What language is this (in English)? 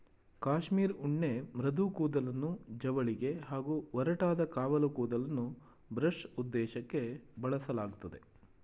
Kannada